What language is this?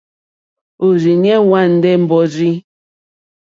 Mokpwe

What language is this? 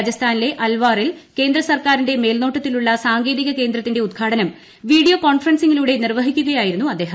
Malayalam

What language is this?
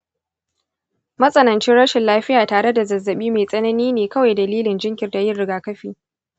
Hausa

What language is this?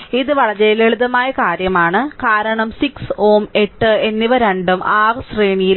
Malayalam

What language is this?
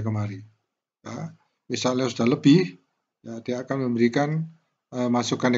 Indonesian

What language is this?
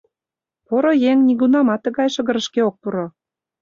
Mari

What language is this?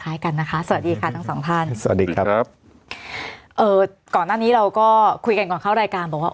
Thai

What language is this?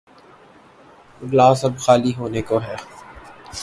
Urdu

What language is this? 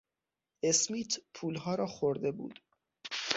Persian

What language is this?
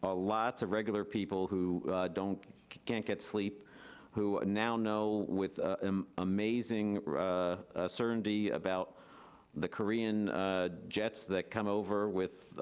English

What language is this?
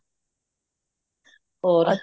Punjabi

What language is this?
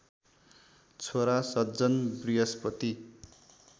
Nepali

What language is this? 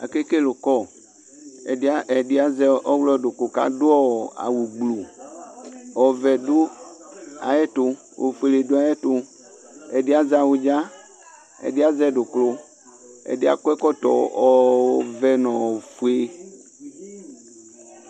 Ikposo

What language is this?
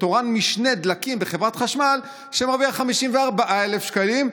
Hebrew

